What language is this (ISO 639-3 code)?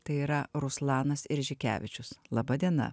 lit